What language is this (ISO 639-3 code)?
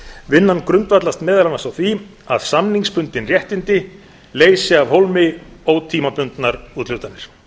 isl